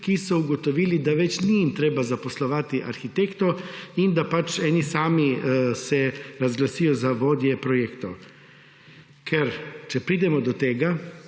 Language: Slovenian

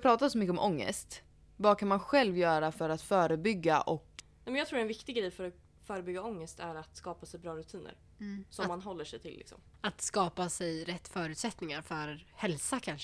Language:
Swedish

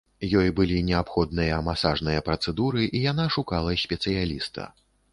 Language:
Belarusian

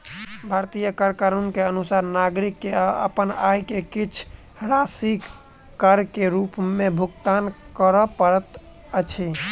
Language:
Maithili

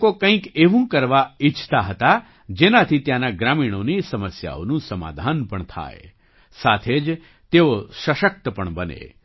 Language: Gujarati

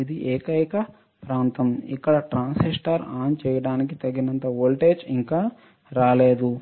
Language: Telugu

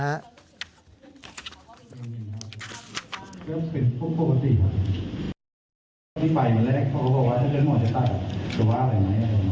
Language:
Thai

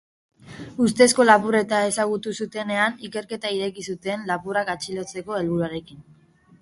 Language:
Basque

